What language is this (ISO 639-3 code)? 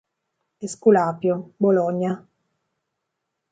ita